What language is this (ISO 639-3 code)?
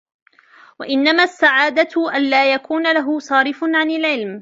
ara